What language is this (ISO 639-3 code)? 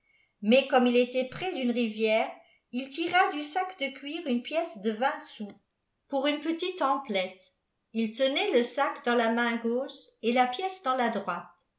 fra